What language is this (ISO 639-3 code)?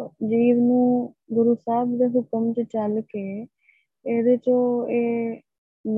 pan